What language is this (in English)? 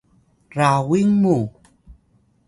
Atayal